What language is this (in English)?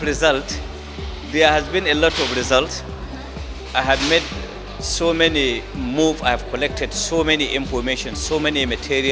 Indonesian